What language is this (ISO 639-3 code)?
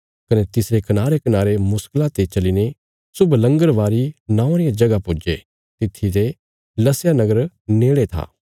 kfs